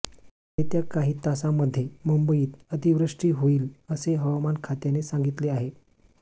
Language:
Marathi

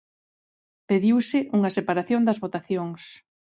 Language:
Galician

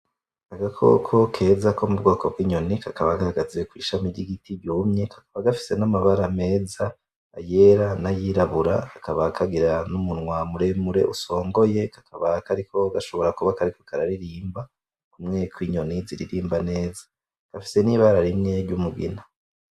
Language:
Rundi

